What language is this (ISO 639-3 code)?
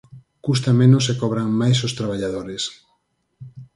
glg